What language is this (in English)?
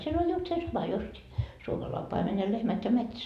Finnish